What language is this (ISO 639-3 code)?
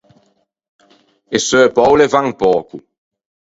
lij